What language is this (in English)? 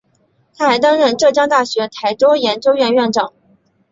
Chinese